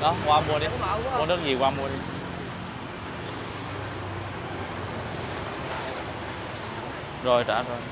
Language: Vietnamese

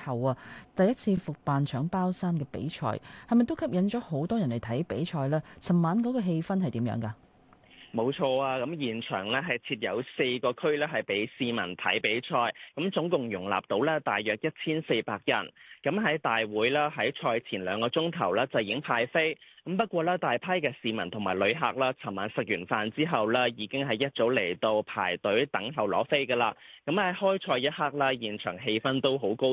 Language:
Chinese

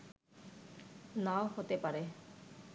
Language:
Bangla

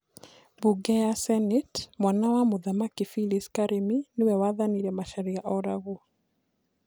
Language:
Kikuyu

